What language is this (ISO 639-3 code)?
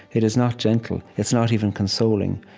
eng